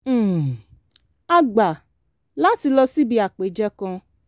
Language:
Yoruba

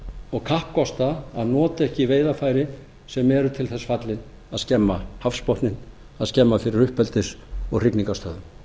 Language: Icelandic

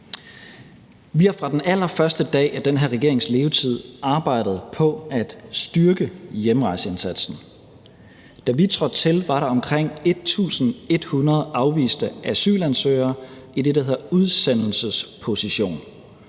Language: Danish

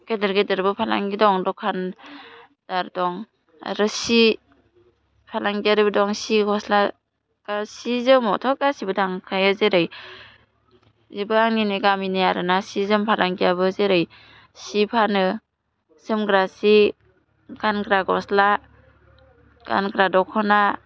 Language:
Bodo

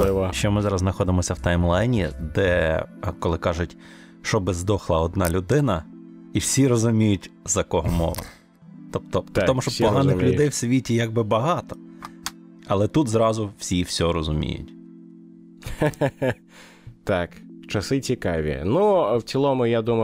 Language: Ukrainian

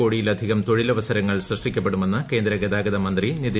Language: Malayalam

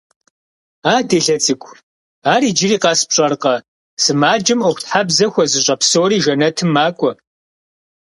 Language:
Kabardian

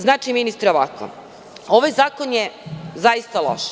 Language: Serbian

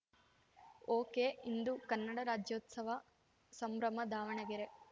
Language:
Kannada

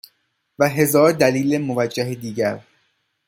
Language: Persian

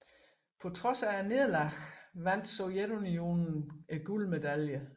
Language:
Danish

